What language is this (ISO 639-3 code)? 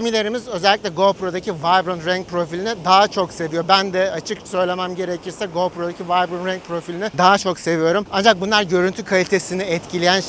tur